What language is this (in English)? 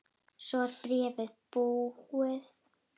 Icelandic